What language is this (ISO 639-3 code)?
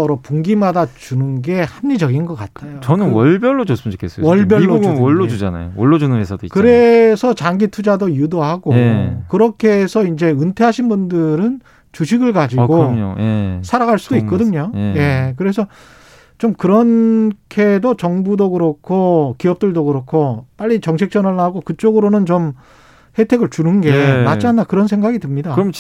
kor